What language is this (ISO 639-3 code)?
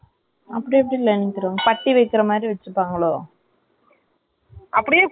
tam